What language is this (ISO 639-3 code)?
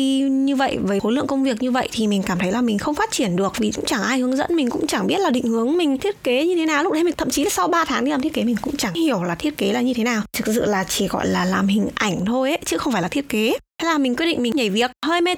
vie